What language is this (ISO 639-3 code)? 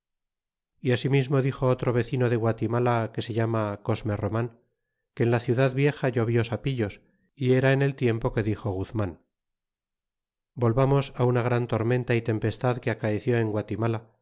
spa